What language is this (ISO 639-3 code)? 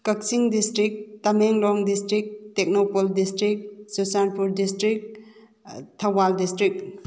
mni